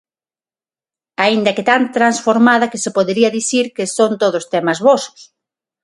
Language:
Galician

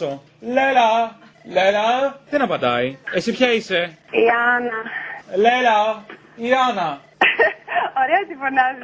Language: Greek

